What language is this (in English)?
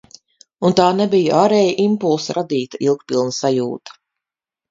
Latvian